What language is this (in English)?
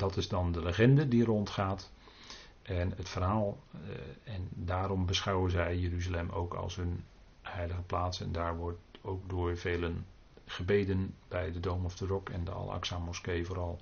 Dutch